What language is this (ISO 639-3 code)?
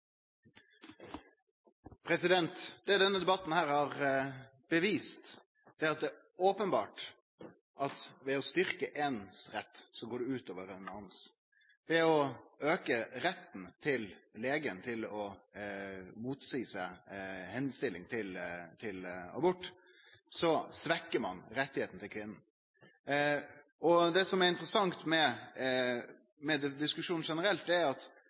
nno